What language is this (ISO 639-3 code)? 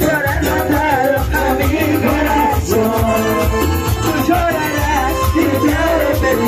ara